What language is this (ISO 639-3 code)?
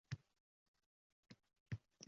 uzb